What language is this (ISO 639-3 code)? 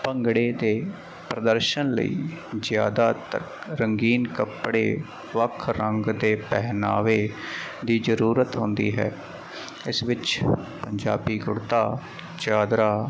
pan